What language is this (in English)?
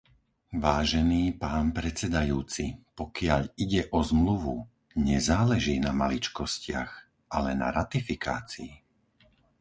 Slovak